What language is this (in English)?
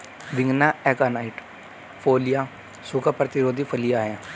Hindi